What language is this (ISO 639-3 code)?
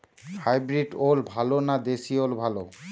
ben